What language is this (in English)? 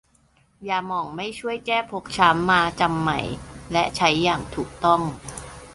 Thai